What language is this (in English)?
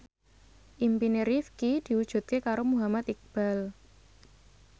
Javanese